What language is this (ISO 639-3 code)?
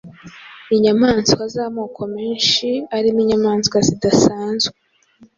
kin